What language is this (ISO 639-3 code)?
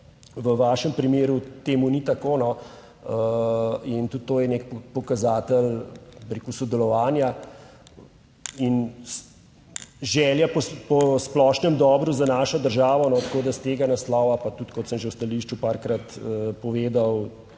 slv